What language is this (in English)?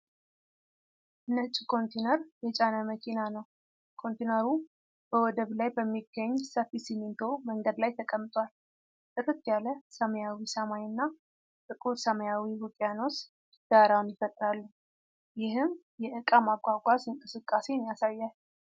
Amharic